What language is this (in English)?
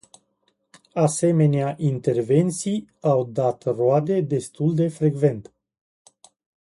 Romanian